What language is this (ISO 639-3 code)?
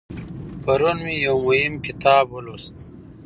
pus